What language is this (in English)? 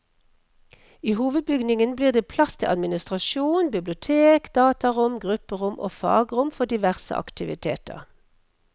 Norwegian